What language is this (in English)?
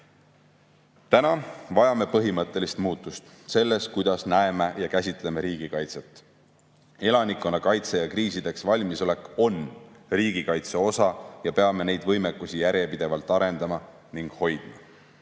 Estonian